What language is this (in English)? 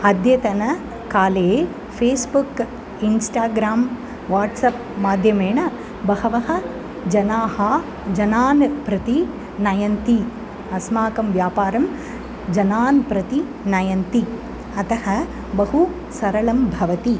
Sanskrit